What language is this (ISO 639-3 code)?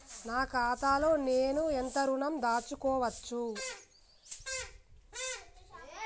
tel